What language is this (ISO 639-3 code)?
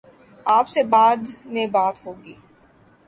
urd